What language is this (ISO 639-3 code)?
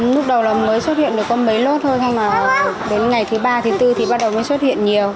vie